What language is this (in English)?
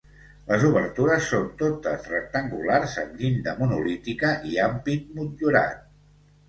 Catalan